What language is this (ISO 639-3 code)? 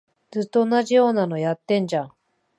jpn